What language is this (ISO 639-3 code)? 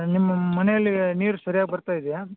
kan